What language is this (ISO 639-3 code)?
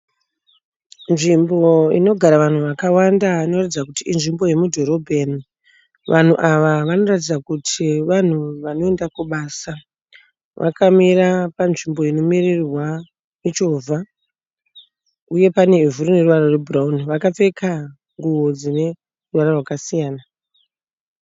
sna